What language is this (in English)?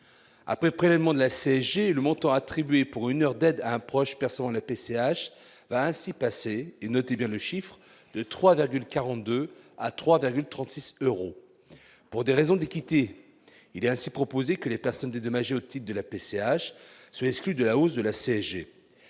French